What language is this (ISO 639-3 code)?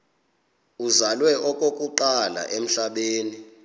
xho